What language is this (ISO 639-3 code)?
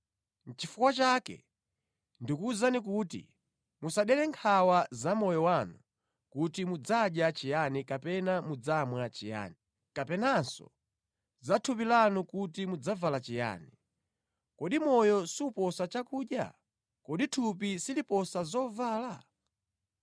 nya